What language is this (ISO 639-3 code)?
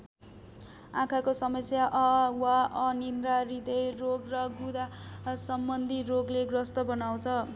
nep